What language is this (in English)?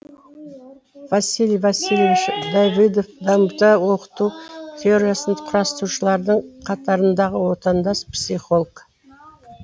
Kazakh